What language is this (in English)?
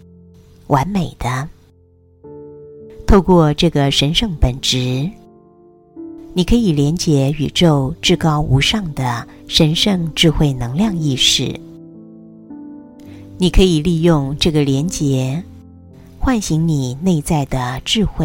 Chinese